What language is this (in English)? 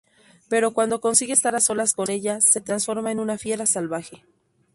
Spanish